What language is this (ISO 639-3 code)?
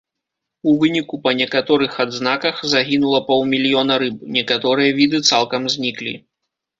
bel